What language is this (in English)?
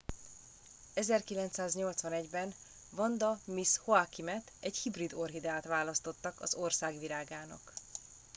Hungarian